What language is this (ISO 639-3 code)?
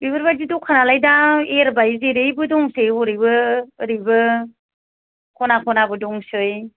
brx